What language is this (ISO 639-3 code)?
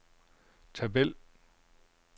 dan